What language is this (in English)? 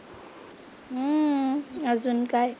Marathi